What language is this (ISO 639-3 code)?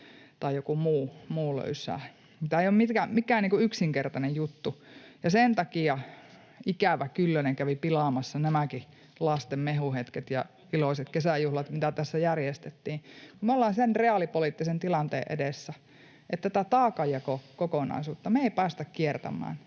fin